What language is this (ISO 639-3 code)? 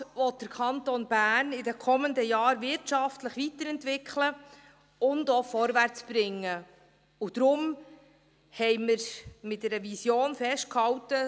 gsw